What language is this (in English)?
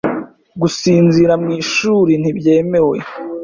Kinyarwanda